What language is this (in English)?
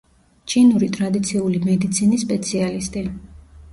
Georgian